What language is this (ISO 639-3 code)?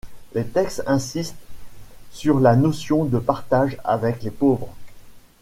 fra